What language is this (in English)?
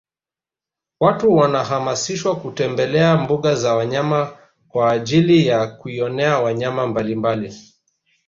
Swahili